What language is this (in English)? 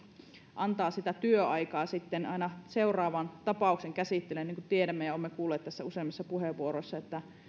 Finnish